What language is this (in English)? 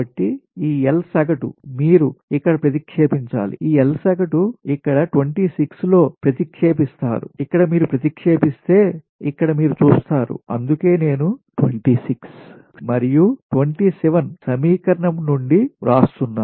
Telugu